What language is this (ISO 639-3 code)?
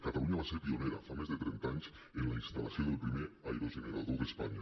cat